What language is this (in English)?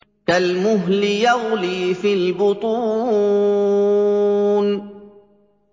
Arabic